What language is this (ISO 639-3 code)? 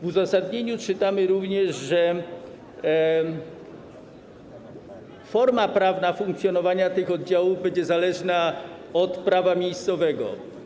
pol